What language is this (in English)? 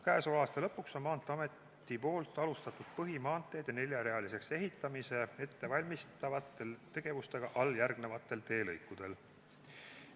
Estonian